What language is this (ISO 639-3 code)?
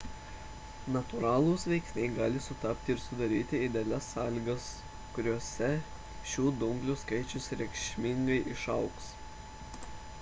lit